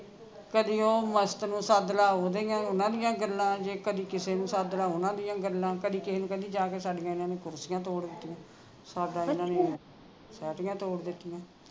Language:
Punjabi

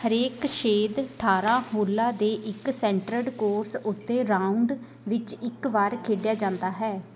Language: Punjabi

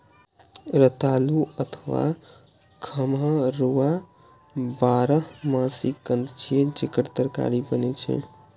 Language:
Maithili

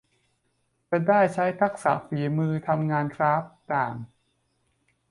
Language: Thai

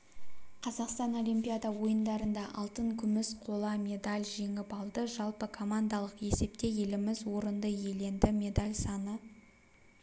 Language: Kazakh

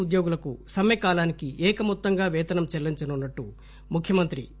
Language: Telugu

